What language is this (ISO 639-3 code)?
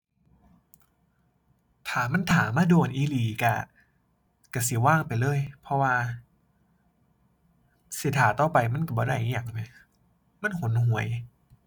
tha